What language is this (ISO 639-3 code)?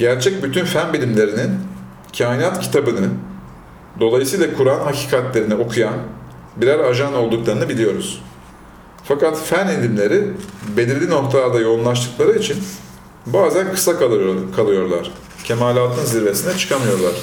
tur